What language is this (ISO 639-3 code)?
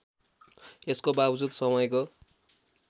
nep